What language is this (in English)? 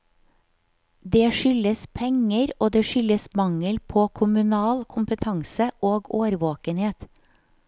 Norwegian